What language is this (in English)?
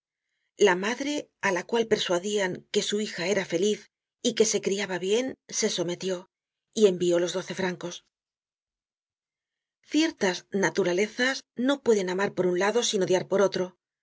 Spanish